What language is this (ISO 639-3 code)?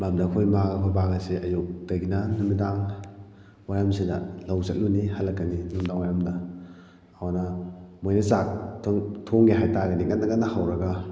mni